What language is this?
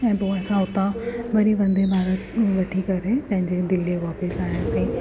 Sindhi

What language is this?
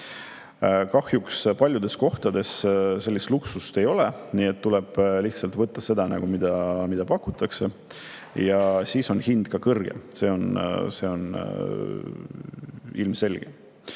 Estonian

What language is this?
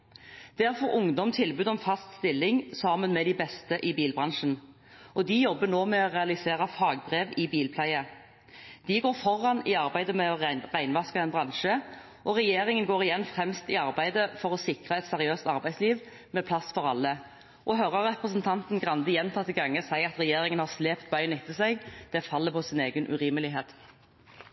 Norwegian Bokmål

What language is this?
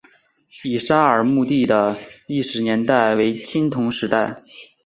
Chinese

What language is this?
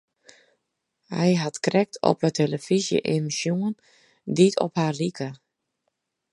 Western Frisian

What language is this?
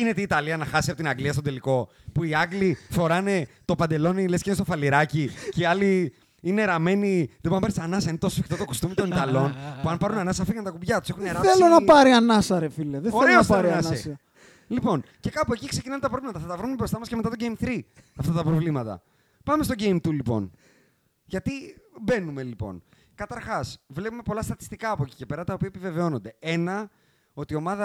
Greek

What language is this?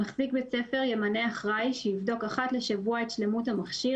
Hebrew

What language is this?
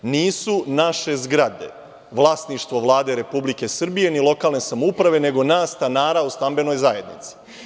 Serbian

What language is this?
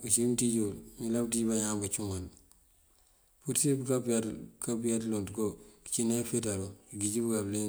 Mandjak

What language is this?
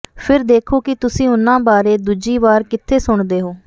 Punjabi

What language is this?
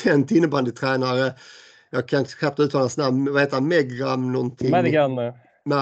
Swedish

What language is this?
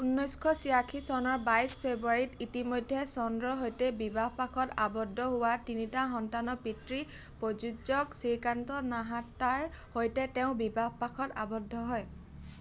Assamese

